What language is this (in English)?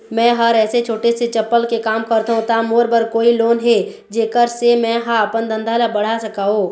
Chhattisgarhi